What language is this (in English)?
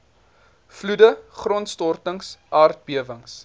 Afrikaans